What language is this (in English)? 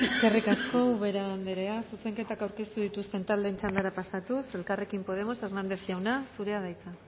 Basque